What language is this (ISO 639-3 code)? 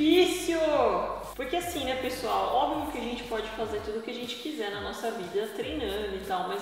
por